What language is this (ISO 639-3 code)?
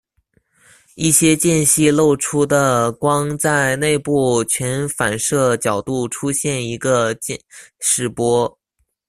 zho